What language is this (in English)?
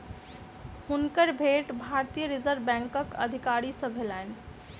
Maithili